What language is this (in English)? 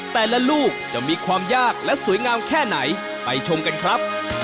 Thai